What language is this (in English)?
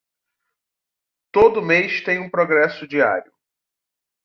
Portuguese